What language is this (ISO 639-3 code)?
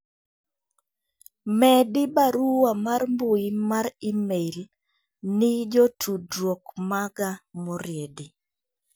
luo